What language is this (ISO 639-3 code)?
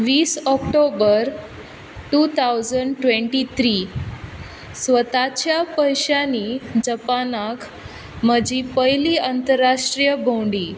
kok